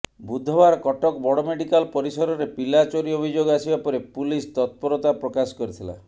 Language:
Odia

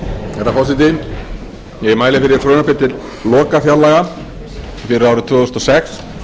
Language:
Icelandic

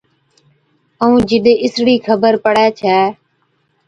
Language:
Od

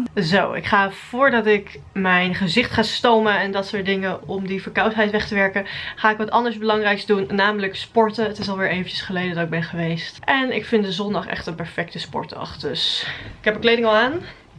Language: Dutch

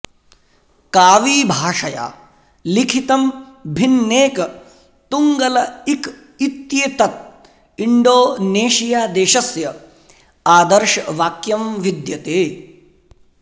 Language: Sanskrit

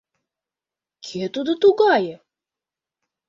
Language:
Mari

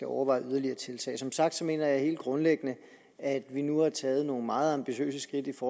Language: Danish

